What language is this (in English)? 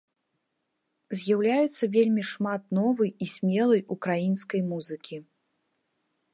Belarusian